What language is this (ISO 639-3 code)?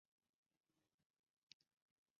zho